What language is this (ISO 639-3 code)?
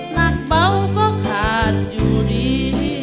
tha